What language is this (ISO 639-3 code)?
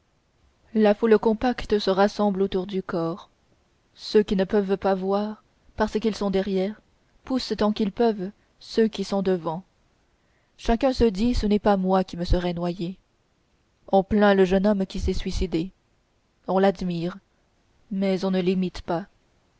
fra